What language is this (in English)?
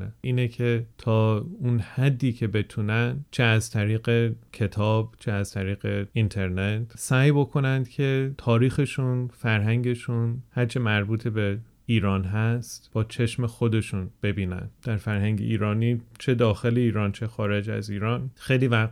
Persian